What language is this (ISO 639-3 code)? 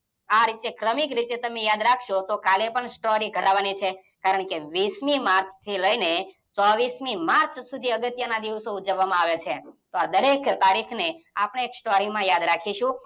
guj